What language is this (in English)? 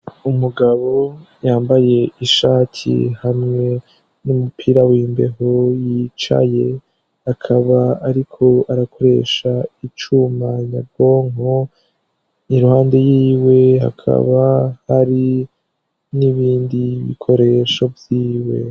Rundi